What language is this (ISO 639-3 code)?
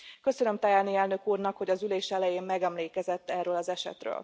hun